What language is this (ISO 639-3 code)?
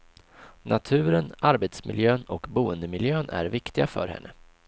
swe